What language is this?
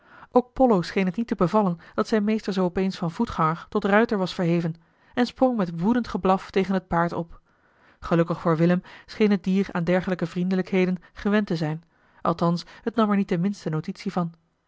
Dutch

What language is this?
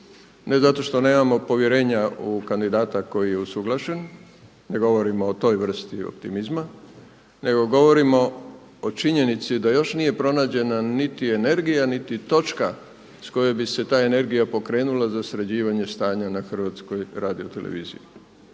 Croatian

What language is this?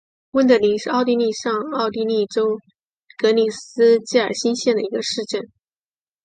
Chinese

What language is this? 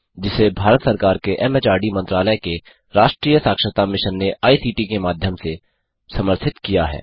Hindi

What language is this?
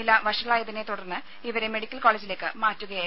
Malayalam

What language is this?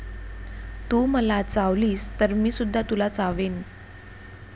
Marathi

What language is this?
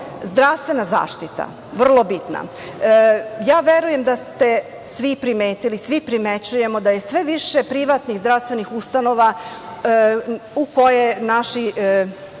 Serbian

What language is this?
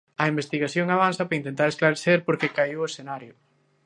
Galician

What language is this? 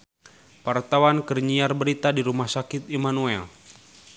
Sundanese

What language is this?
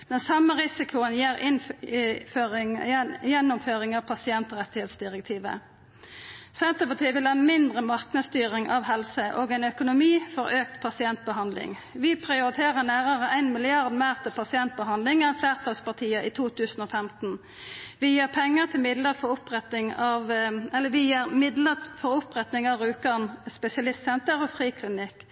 Norwegian Nynorsk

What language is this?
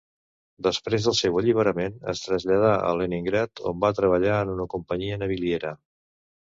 Catalan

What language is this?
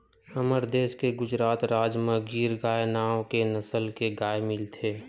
Chhattisgarhi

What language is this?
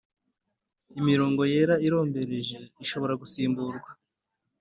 Kinyarwanda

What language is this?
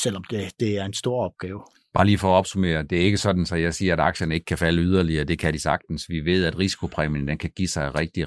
Danish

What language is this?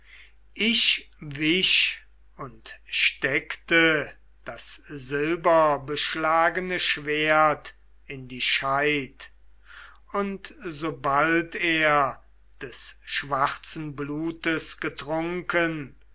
German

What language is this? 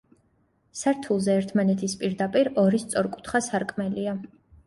Georgian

